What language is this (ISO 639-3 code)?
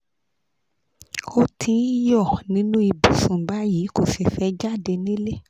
yor